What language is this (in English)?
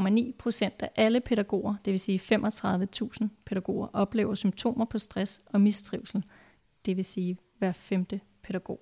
Danish